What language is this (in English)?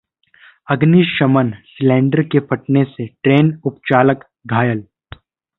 Hindi